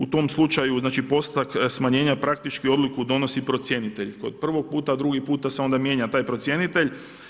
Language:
Croatian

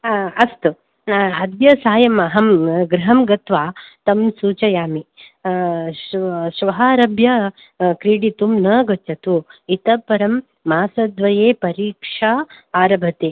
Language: Sanskrit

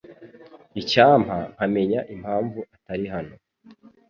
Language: Kinyarwanda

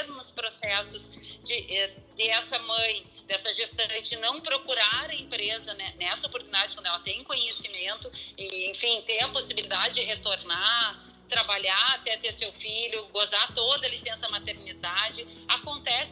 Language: Portuguese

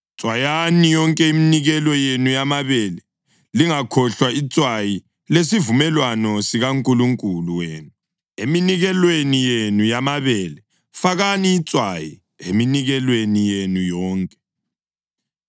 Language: North Ndebele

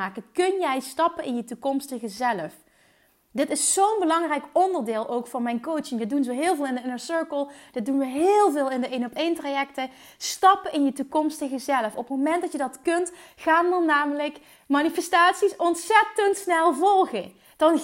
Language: Dutch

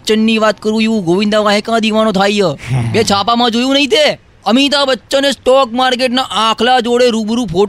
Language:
Gujarati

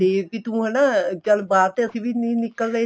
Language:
Punjabi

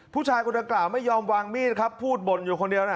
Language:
Thai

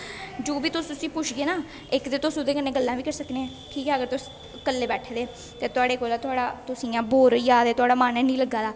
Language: Dogri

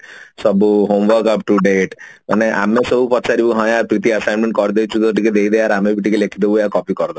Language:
Odia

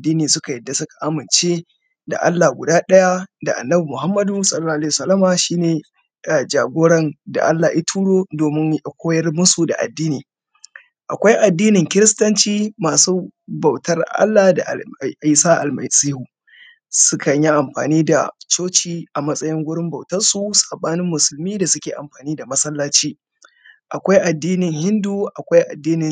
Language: Hausa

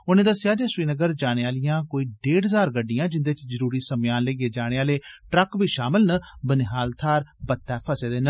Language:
Dogri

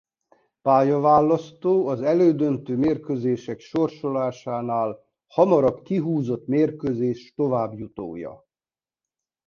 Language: Hungarian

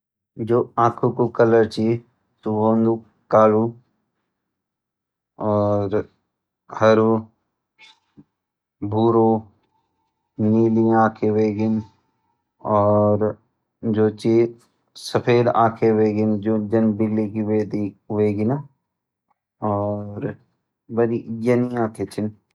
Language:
Garhwali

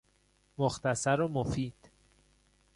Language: Persian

